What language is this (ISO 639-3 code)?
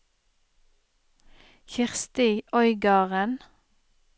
nor